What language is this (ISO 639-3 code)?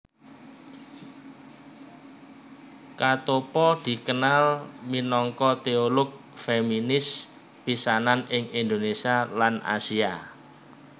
jav